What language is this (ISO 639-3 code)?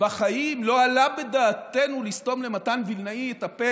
heb